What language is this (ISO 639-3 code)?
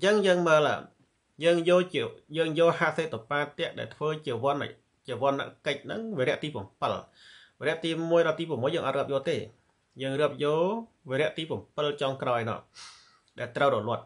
tha